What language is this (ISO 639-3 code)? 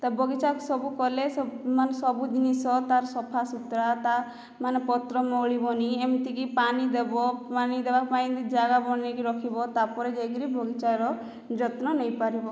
ori